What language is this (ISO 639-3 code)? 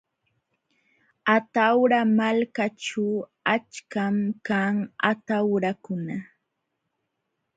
qxw